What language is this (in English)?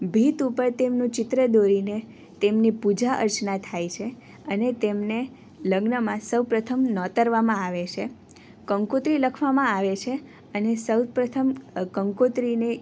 Gujarati